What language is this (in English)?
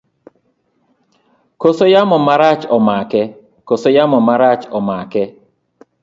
Luo (Kenya and Tanzania)